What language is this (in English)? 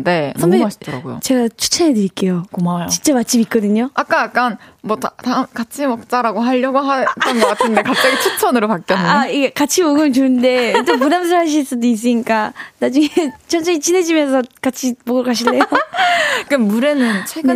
Korean